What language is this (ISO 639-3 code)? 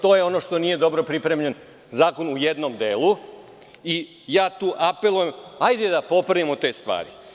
srp